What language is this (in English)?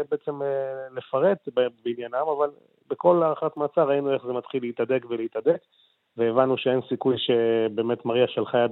Hebrew